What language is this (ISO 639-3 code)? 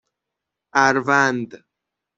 fas